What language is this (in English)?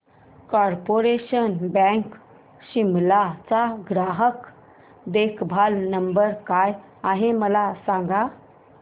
Marathi